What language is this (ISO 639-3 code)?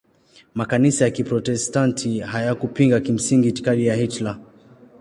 swa